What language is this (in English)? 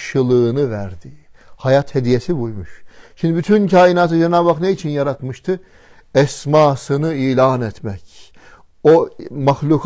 Turkish